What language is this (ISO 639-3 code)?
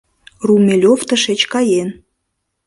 chm